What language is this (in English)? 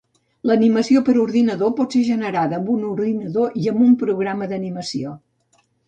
Catalan